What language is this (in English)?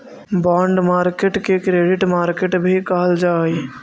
Magahi